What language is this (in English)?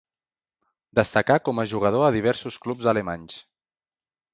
Catalan